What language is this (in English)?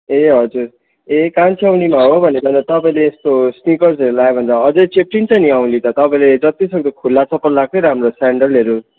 Nepali